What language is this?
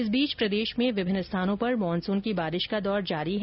Hindi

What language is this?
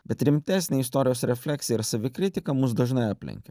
Lithuanian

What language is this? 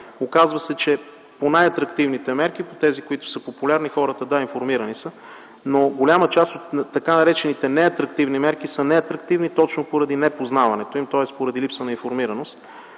Bulgarian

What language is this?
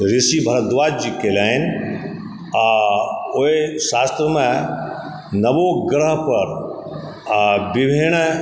Maithili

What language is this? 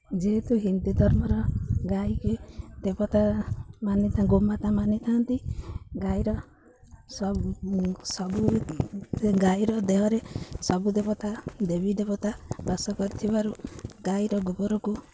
Odia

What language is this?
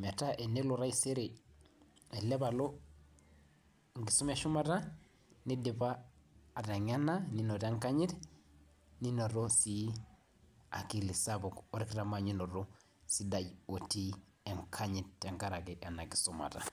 Masai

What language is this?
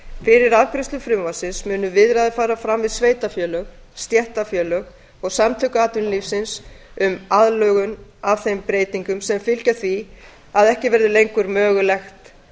Icelandic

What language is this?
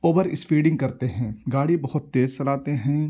Urdu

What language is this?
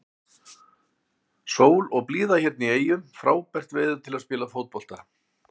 Icelandic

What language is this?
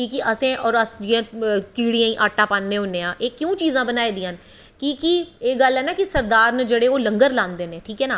Dogri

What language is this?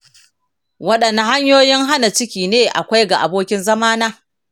Hausa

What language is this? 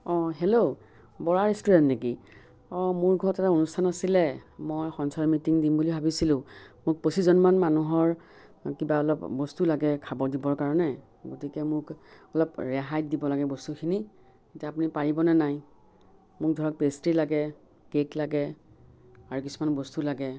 Assamese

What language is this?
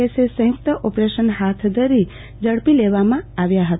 Gujarati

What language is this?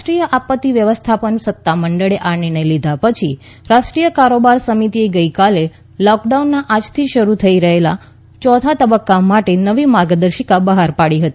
Gujarati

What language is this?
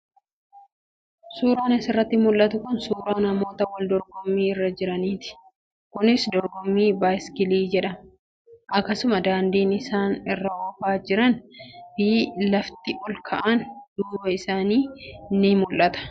Oromo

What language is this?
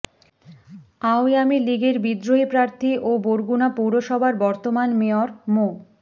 Bangla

